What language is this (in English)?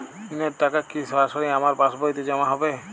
Bangla